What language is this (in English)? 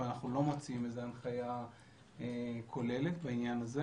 Hebrew